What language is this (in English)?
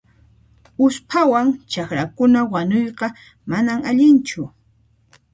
Puno Quechua